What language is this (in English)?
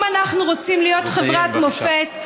Hebrew